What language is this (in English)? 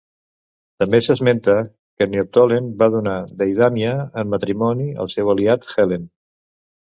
Catalan